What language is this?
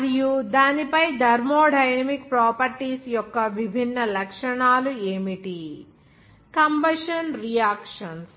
Telugu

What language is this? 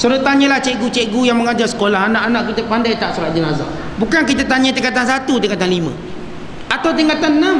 Malay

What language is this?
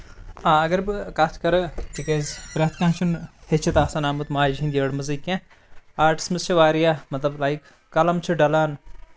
Kashmiri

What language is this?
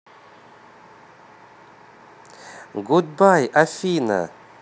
Russian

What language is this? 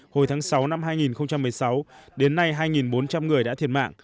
Vietnamese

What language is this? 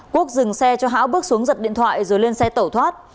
Vietnamese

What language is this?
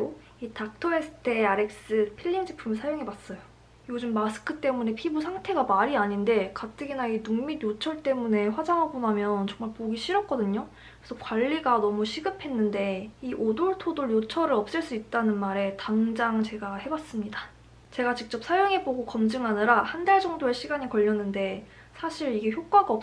Korean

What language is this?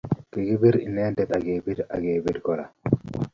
Kalenjin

